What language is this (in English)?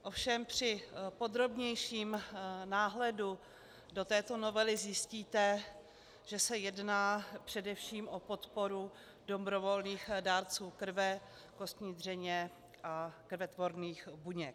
Czech